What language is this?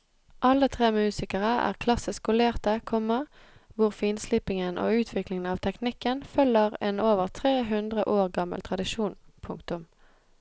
Norwegian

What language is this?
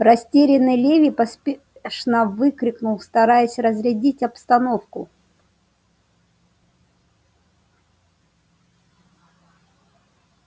Russian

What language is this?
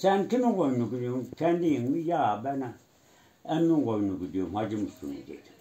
Turkish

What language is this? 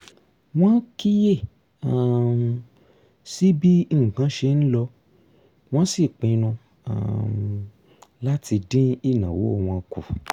Yoruba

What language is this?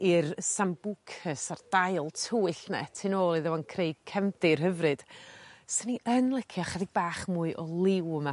Welsh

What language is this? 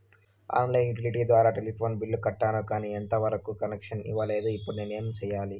Telugu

